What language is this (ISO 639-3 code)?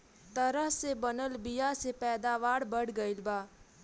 bho